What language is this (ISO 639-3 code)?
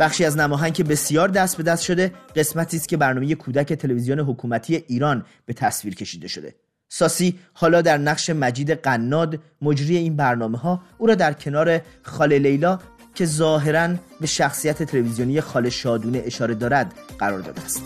fas